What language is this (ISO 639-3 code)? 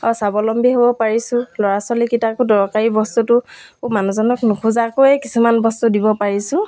asm